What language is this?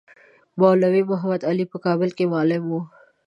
Pashto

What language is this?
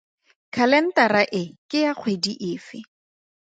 Tswana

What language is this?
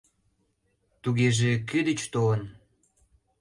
Mari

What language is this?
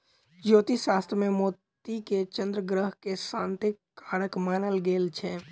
Maithili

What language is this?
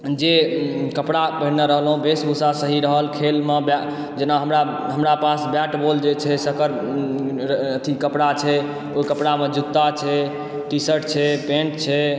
Maithili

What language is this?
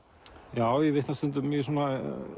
Icelandic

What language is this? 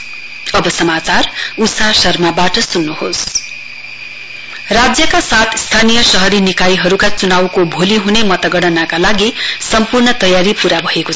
Nepali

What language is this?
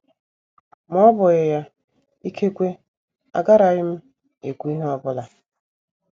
Igbo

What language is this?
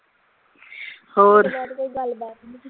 Punjabi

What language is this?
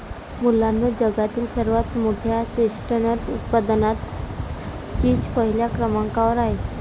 Marathi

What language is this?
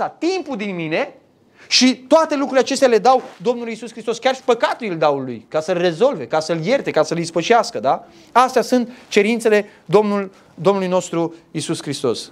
Romanian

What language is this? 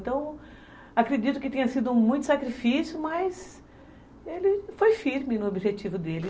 Portuguese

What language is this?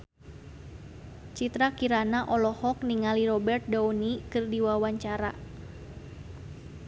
Sundanese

